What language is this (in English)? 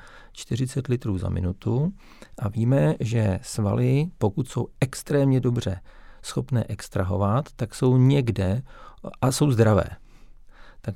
Czech